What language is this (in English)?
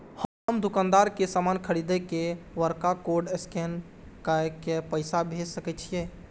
Maithili